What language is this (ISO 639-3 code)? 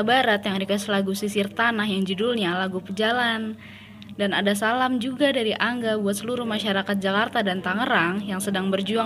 ind